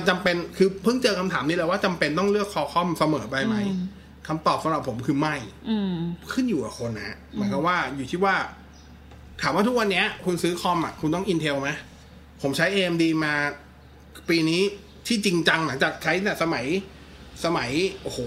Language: Thai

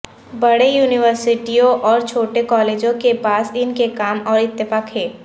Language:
Urdu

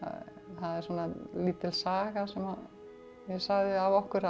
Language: Icelandic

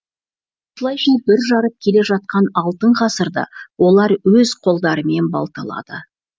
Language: Kazakh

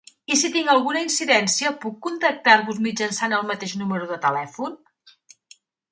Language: Catalan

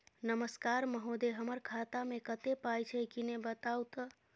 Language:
Maithili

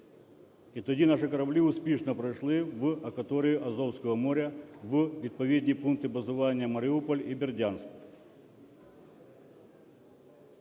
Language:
Ukrainian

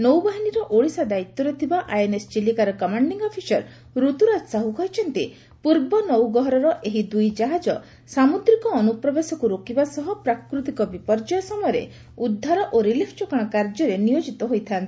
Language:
Odia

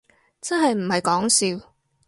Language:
Cantonese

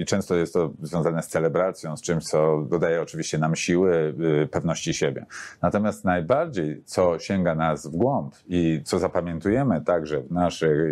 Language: Polish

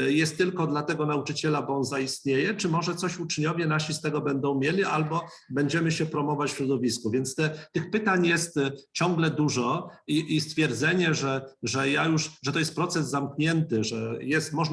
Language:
Polish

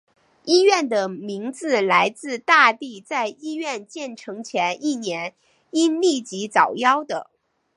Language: Chinese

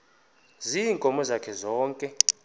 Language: Xhosa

